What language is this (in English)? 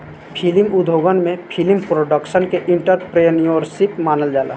Bhojpuri